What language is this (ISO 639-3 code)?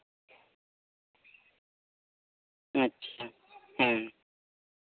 sat